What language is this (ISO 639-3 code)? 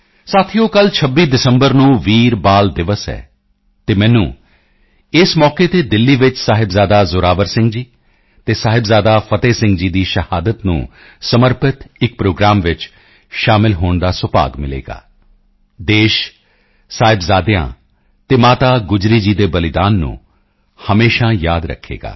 pan